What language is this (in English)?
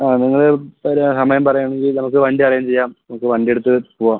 Malayalam